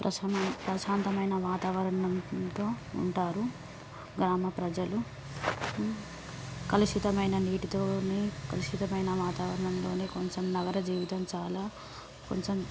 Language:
Telugu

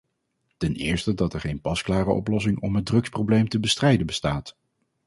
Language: Dutch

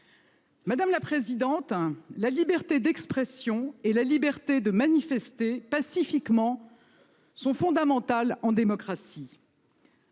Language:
French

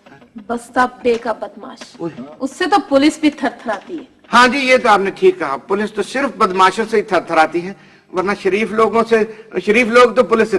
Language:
Urdu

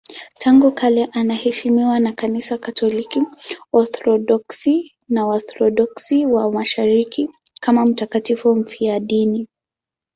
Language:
Swahili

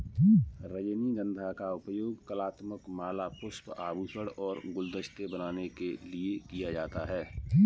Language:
Hindi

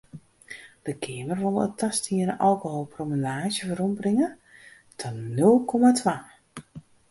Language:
Western Frisian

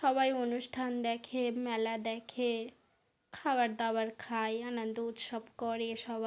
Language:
Bangla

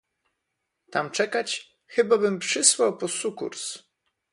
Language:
Polish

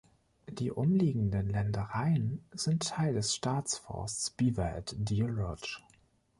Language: German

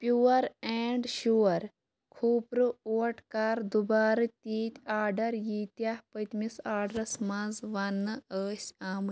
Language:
Kashmiri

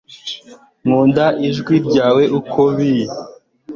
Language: Kinyarwanda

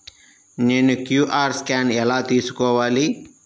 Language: Telugu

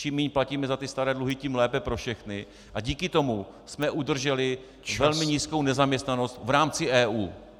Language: Czech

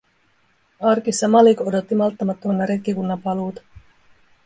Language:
Finnish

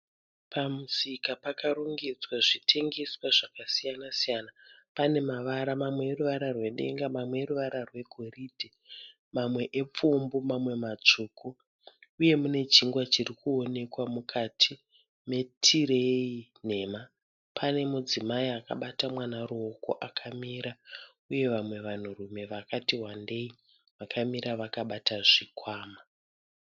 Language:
Shona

